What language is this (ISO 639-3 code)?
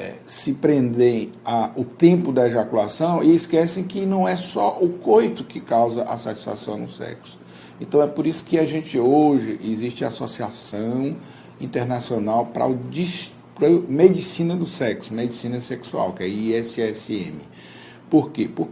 por